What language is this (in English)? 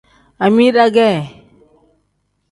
Tem